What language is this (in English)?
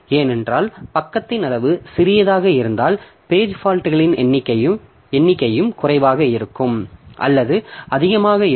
Tamil